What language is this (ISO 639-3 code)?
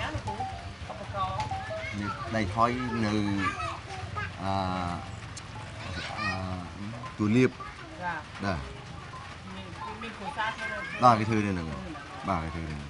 tha